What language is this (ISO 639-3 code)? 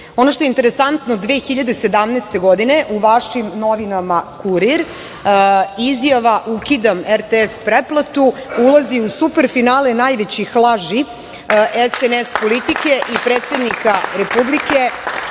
srp